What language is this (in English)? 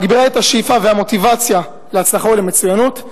Hebrew